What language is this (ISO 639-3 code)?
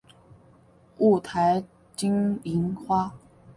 zho